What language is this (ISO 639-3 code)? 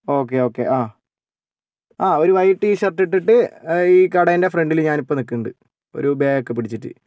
mal